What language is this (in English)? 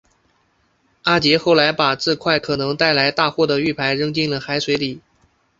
Chinese